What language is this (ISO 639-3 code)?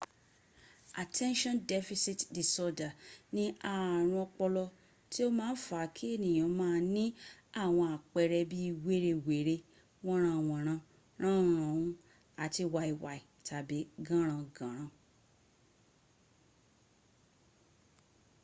yor